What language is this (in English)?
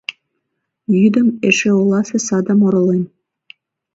Mari